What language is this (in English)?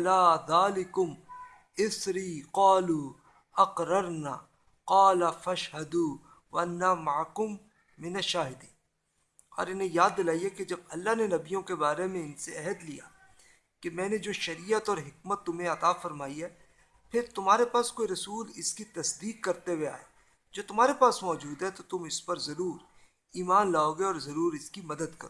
Urdu